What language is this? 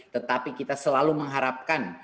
Indonesian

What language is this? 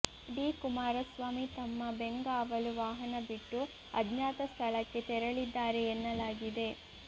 Kannada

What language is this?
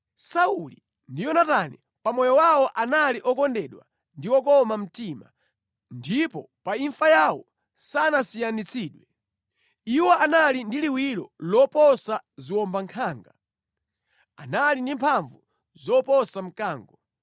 Nyanja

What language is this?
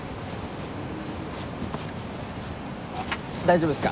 Japanese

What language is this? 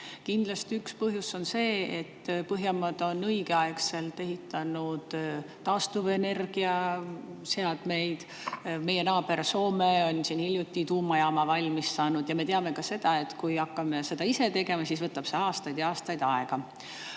Estonian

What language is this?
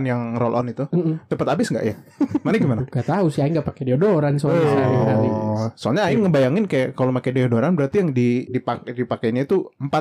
Indonesian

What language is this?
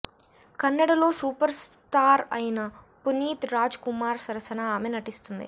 Telugu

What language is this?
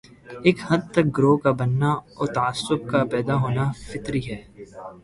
Urdu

